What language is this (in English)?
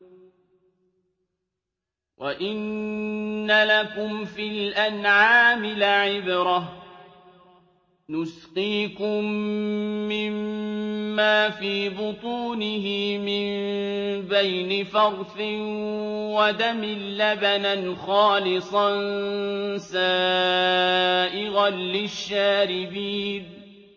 Arabic